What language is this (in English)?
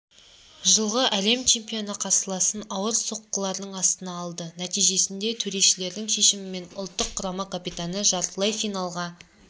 Kazakh